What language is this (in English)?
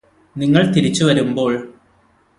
Malayalam